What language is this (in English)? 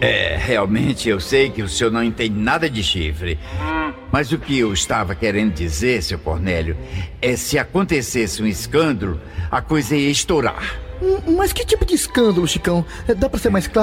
Portuguese